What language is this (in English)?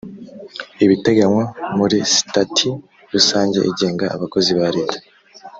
Kinyarwanda